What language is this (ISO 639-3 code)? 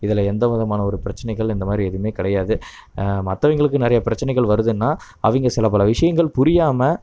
tam